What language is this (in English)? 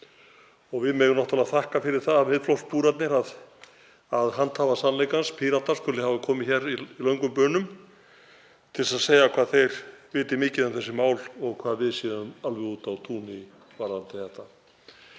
Icelandic